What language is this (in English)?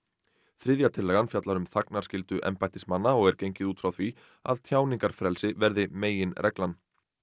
Icelandic